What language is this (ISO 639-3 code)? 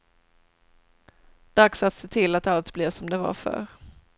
swe